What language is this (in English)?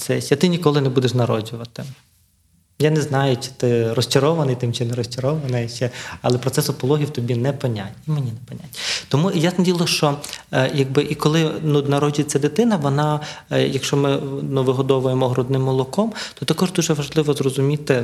Ukrainian